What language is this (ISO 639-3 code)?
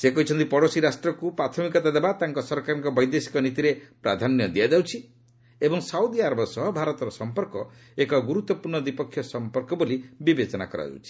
ori